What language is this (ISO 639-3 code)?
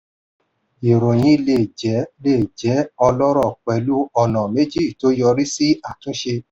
yor